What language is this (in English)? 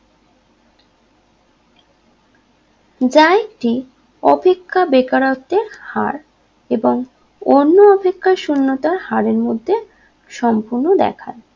Bangla